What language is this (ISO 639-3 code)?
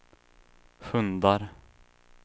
swe